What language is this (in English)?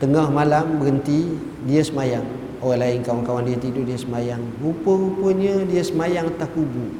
Malay